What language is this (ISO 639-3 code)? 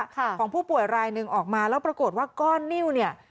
tha